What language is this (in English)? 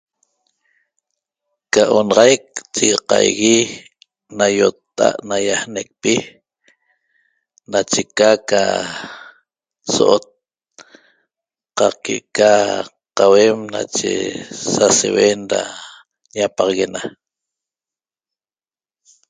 Toba